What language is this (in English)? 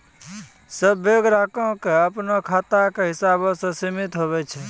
Maithili